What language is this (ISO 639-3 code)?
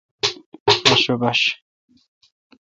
xka